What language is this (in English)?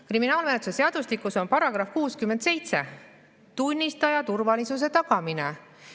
Estonian